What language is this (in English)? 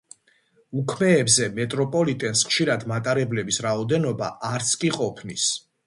Georgian